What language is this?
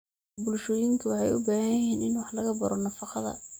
Somali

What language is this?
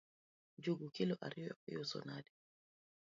Luo (Kenya and Tanzania)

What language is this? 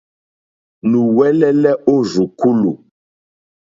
Mokpwe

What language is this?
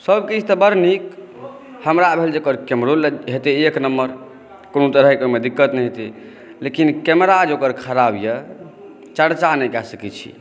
Maithili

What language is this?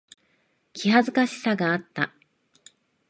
Japanese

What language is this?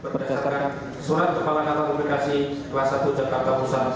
Indonesian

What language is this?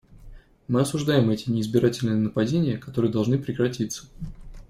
Russian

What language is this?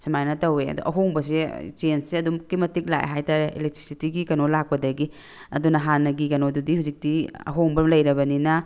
Manipuri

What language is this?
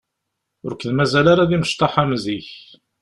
Kabyle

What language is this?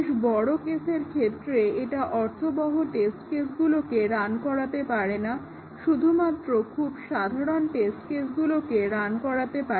Bangla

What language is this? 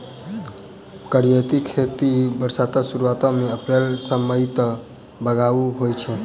Maithili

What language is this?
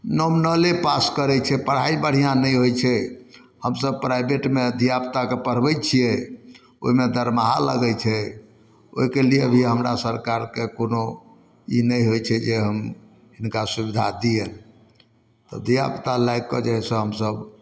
Maithili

